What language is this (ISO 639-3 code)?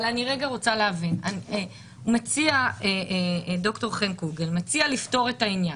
heb